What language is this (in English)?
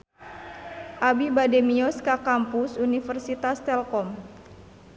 Sundanese